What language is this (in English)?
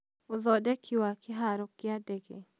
Kikuyu